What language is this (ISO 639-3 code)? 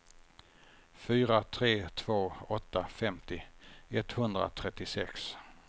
swe